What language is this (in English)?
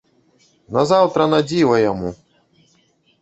Belarusian